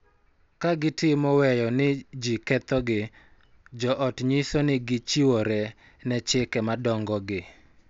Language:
Luo (Kenya and Tanzania)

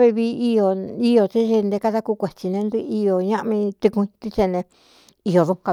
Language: Cuyamecalco Mixtec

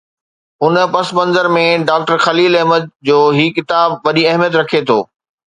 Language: Sindhi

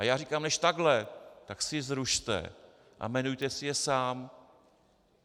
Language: Czech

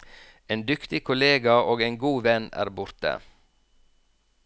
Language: Norwegian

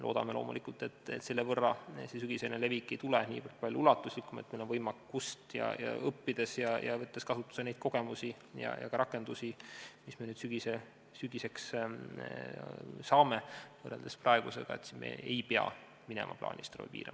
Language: Estonian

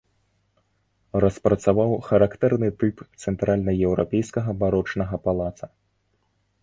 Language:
Belarusian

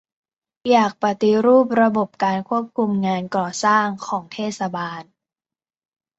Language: Thai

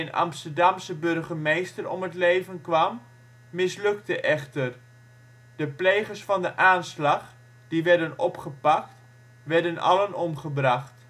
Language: Dutch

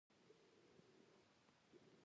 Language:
Pashto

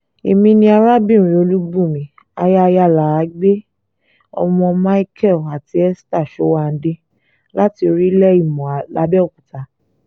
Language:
Yoruba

